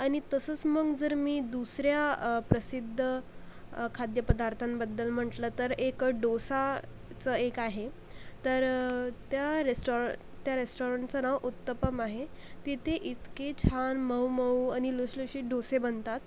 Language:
Marathi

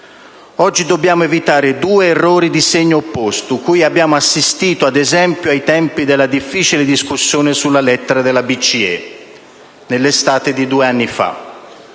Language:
Italian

